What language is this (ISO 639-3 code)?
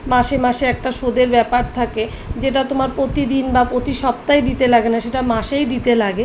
ben